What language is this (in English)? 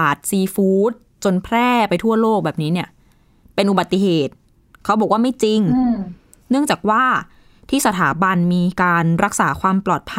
Thai